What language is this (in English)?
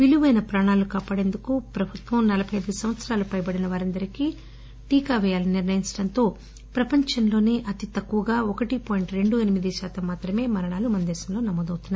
Telugu